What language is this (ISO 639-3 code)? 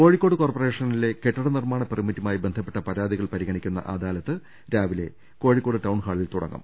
mal